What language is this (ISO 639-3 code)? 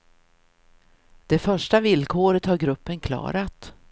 swe